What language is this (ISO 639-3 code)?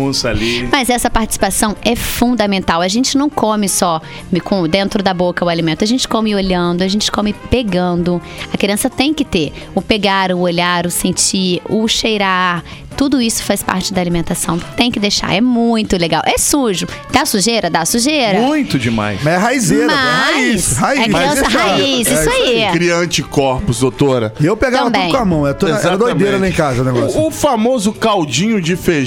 por